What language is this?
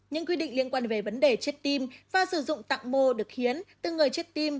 Vietnamese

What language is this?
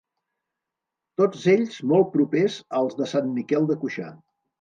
Catalan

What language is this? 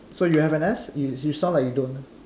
English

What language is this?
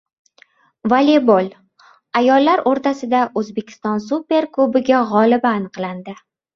Uzbek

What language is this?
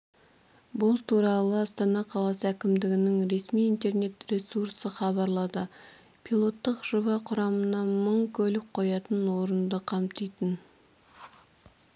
Kazakh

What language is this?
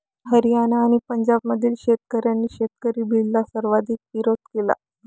Marathi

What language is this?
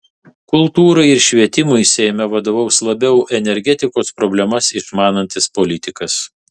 Lithuanian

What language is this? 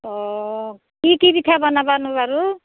Assamese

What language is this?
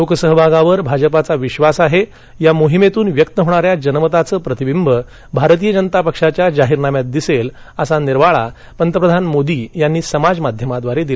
Marathi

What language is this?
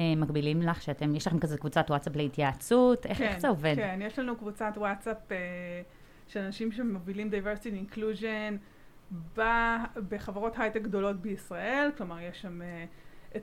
Hebrew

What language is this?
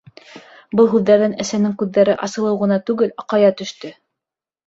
Bashkir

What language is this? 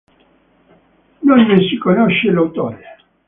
Italian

